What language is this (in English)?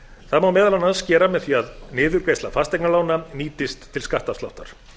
Icelandic